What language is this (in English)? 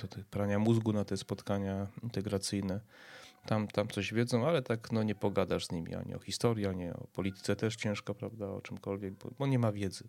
Polish